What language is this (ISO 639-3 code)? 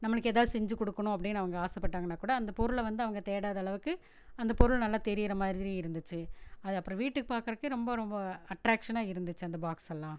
tam